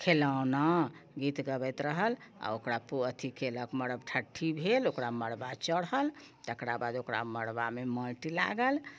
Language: Maithili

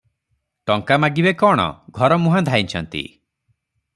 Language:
Odia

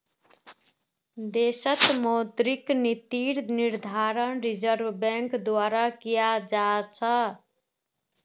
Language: Magahi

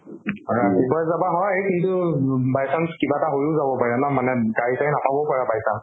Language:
Assamese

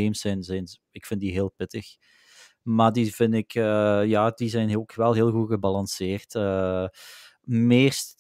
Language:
Dutch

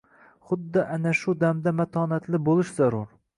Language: Uzbek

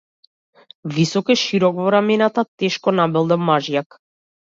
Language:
Macedonian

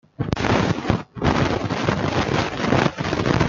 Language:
Chinese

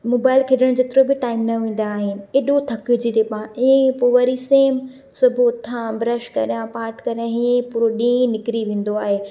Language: Sindhi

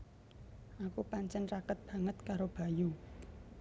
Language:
Javanese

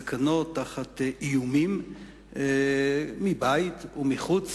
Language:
Hebrew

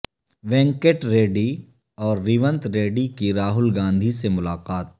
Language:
Urdu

